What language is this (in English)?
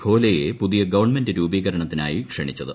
Malayalam